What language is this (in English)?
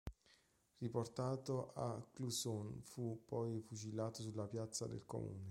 Italian